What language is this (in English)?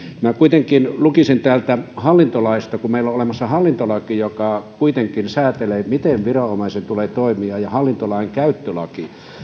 Finnish